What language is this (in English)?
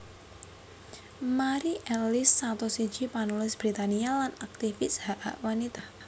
Javanese